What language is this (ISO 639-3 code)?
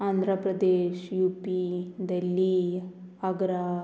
kok